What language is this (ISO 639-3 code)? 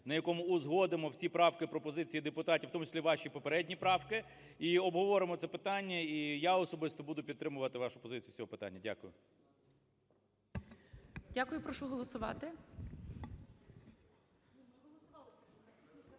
ukr